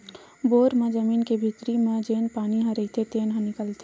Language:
Chhattisgarhi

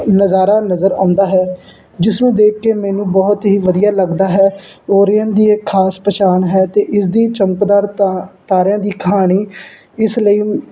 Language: Punjabi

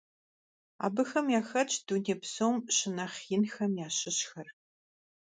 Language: Kabardian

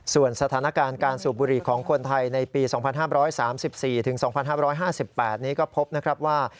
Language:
Thai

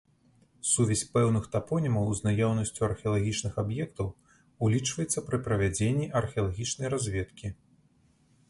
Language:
Belarusian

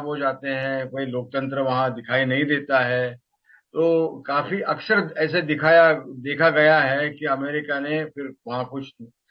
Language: Hindi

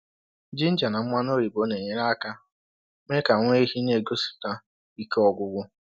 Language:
Igbo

